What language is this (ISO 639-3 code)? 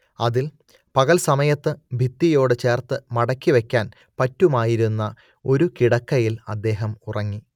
mal